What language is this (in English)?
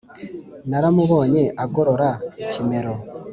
Kinyarwanda